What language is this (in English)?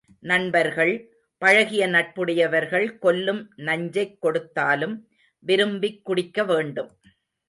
Tamil